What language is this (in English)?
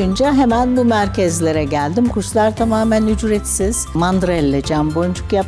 Turkish